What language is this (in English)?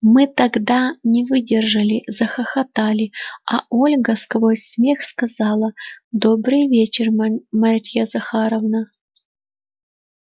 Russian